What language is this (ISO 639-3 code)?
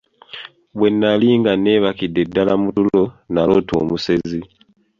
lug